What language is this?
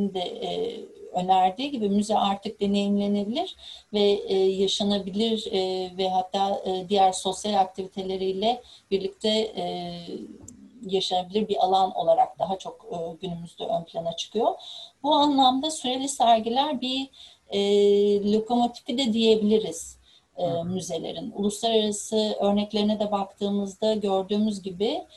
Turkish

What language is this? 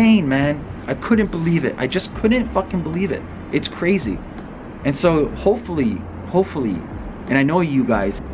English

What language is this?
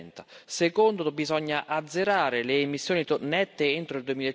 Italian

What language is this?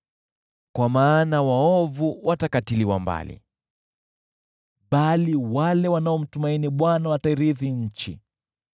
Swahili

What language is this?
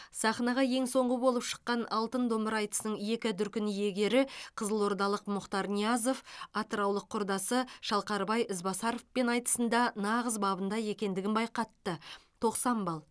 Kazakh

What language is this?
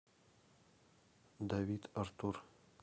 Russian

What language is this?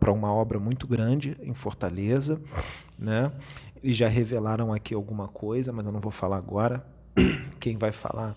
Portuguese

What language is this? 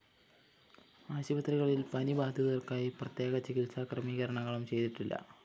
Malayalam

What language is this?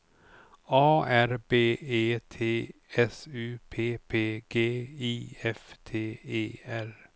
Swedish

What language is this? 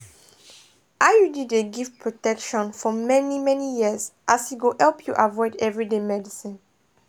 Nigerian Pidgin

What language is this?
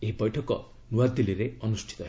Odia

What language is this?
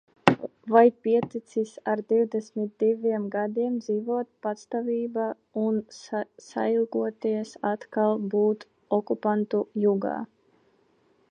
Latvian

